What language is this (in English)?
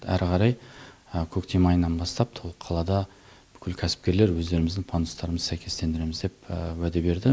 Kazakh